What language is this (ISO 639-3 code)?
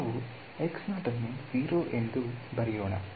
kan